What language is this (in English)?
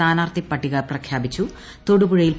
Malayalam